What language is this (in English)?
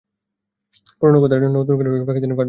Bangla